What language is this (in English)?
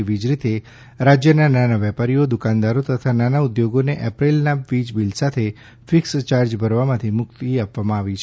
Gujarati